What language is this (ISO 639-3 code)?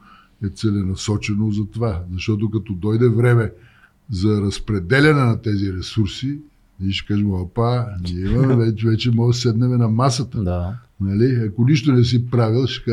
bul